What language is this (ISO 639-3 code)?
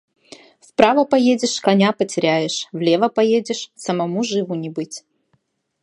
rus